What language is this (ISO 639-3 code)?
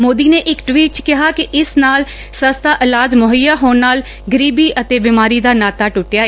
pan